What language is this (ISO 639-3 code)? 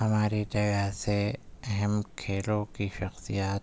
urd